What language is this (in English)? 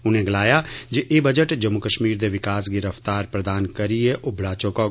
Dogri